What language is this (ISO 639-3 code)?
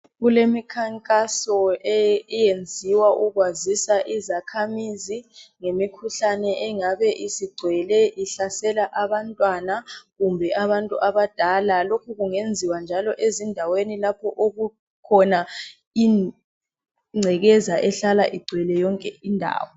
nde